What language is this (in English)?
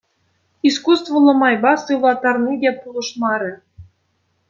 Chuvash